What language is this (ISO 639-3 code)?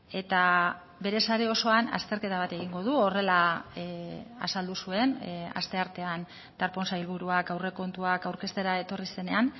eus